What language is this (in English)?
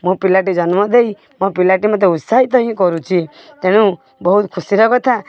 Odia